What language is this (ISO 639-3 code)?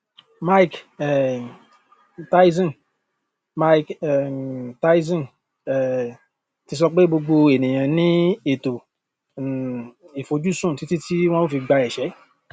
yor